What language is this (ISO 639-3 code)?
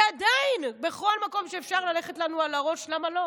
heb